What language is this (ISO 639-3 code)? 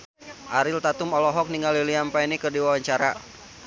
sun